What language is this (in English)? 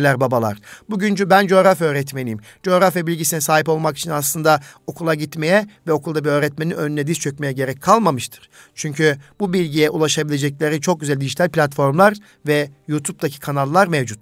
Turkish